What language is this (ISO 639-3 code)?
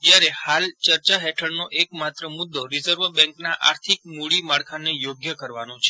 guj